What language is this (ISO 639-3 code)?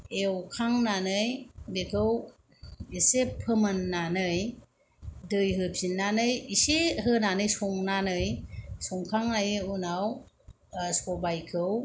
brx